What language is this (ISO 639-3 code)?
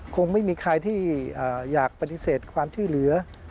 tha